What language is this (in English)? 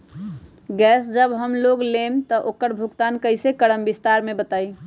Magahi